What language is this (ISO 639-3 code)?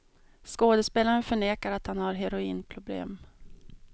swe